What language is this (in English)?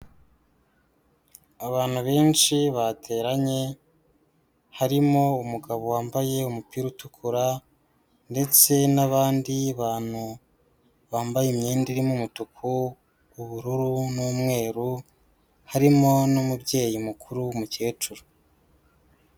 Kinyarwanda